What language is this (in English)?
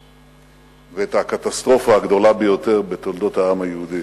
Hebrew